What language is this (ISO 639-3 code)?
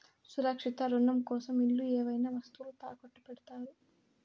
tel